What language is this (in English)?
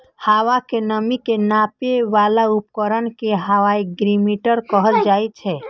Maithili